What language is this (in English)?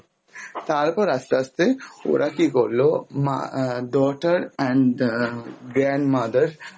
Bangla